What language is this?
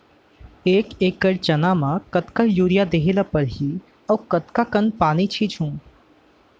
Chhattisgarhi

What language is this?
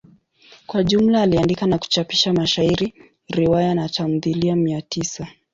Swahili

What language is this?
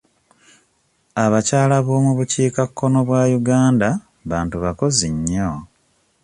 Ganda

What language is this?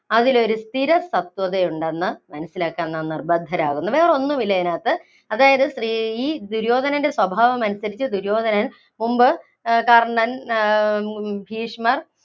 Malayalam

